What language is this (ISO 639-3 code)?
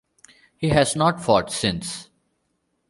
eng